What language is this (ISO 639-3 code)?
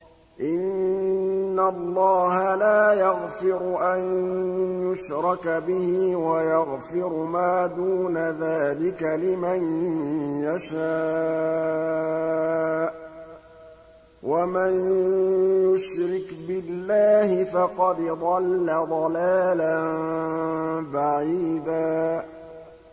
ara